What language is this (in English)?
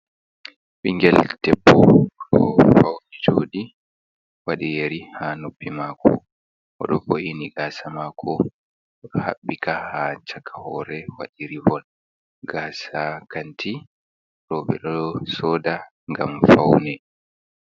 Fula